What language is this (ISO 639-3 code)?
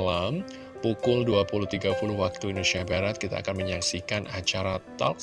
ind